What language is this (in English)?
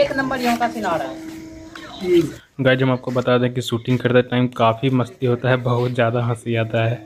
Hindi